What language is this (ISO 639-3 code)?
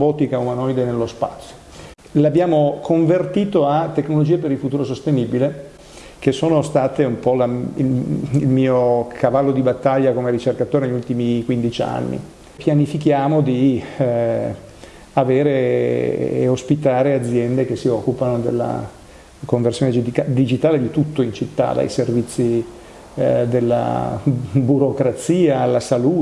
ita